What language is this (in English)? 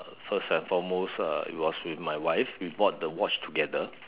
English